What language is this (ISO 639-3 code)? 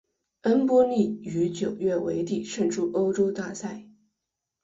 zho